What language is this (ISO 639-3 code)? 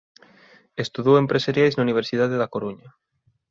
glg